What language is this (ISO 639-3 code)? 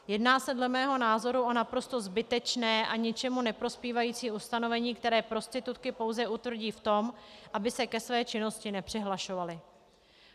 ces